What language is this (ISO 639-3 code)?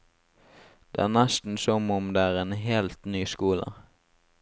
nor